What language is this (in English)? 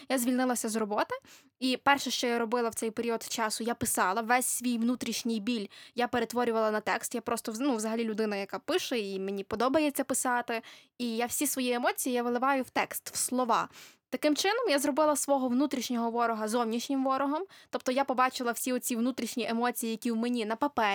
Ukrainian